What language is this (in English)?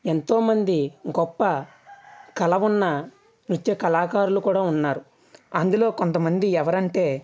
Telugu